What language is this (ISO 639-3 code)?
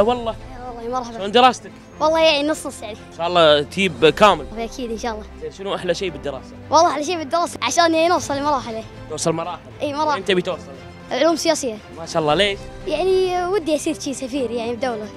ara